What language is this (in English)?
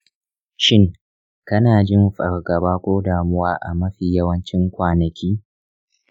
Hausa